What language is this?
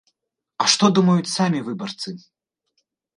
Belarusian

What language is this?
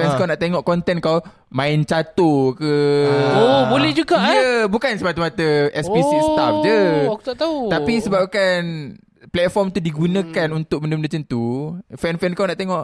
Malay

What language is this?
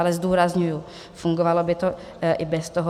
Czech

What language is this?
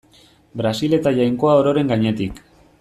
Basque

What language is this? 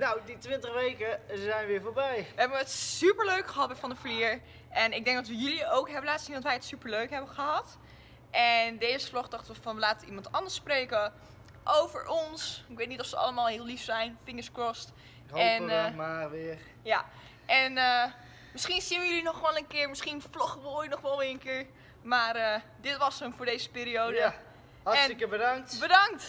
Dutch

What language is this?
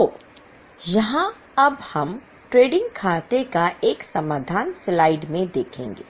Hindi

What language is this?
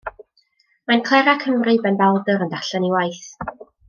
Welsh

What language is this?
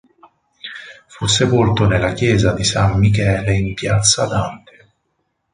Italian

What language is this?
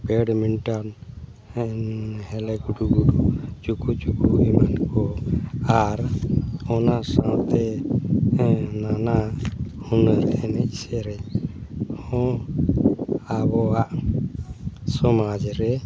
Santali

